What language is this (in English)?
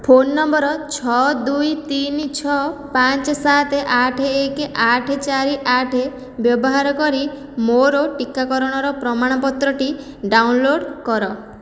Odia